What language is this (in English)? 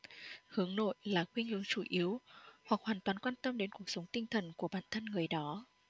Vietnamese